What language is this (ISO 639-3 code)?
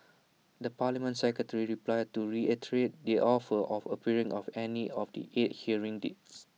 eng